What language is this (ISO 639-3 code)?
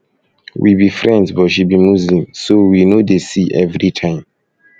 pcm